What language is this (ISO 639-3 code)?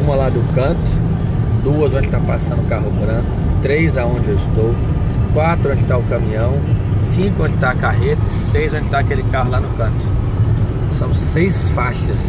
por